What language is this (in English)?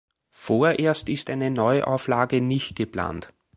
German